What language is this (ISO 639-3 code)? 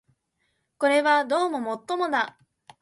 jpn